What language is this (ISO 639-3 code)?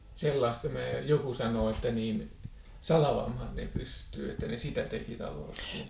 fin